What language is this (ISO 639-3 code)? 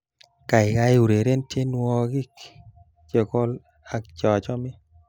kln